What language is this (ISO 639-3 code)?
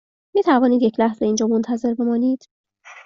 fas